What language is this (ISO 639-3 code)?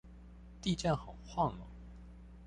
zho